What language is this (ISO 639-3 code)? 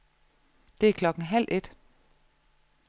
dan